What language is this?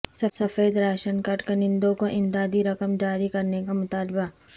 Urdu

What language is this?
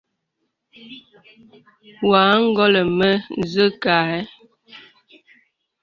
Bebele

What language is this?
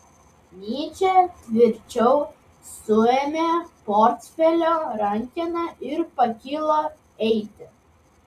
Lithuanian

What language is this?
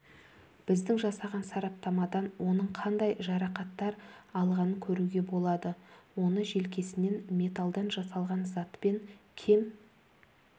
Kazakh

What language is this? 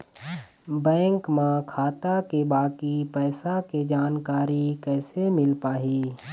Chhattisgarhi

